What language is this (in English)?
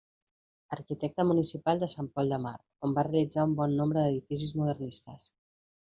Catalan